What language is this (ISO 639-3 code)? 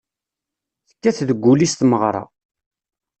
kab